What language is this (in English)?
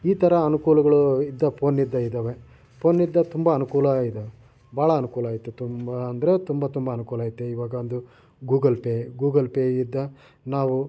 Kannada